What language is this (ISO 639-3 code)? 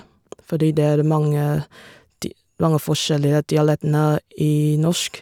nor